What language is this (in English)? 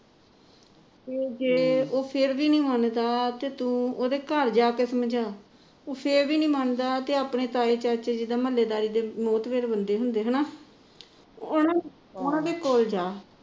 Punjabi